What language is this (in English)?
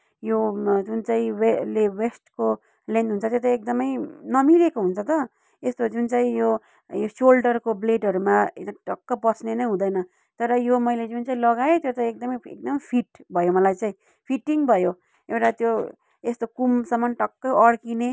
Nepali